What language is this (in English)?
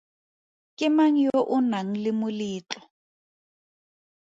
Tswana